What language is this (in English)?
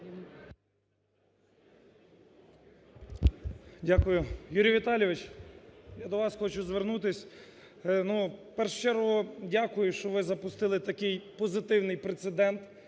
Ukrainian